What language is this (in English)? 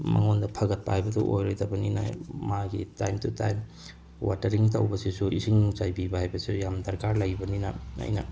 Manipuri